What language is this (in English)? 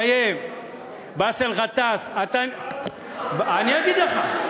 Hebrew